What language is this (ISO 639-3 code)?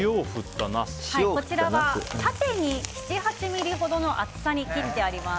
jpn